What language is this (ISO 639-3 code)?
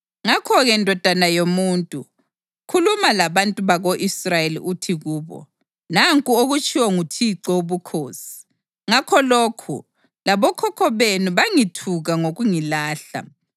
nde